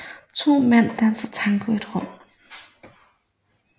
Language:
Danish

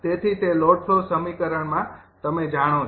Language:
Gujarati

